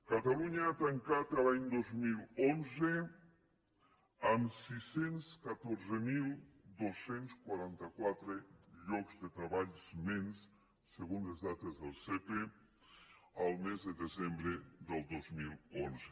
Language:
Catalan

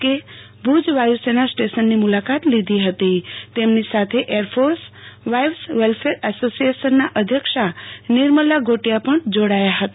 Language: Gujarati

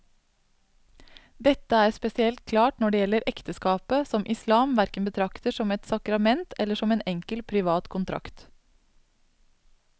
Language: Norwegian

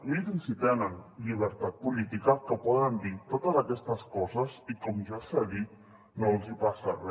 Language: Catalan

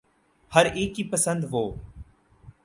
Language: Urdu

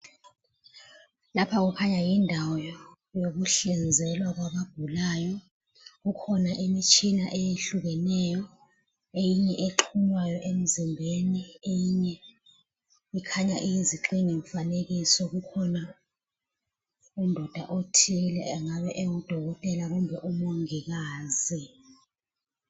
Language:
North Ndebele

